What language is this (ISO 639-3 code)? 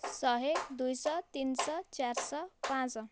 ori